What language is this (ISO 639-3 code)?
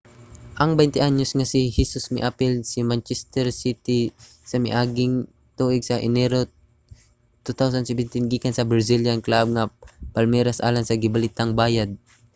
ceb